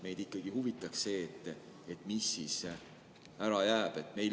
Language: Estonian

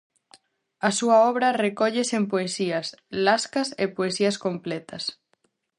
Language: Galician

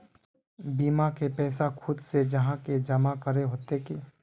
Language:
Magahi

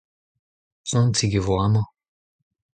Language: Breton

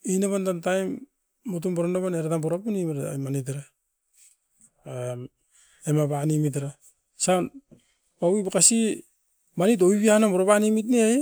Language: Askopan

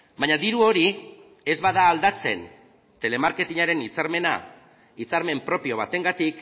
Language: Basque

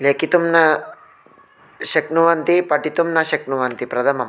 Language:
Sanskrit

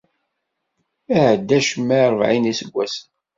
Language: Kabyle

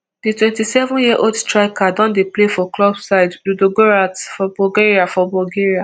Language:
Nigerian Pidgin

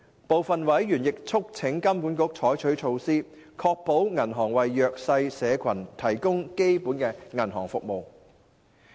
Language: Cantonese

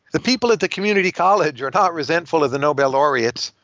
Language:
English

